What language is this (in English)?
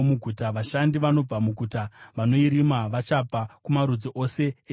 Shona